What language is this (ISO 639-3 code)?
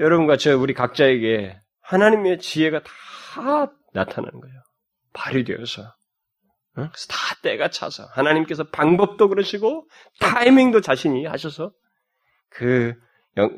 kor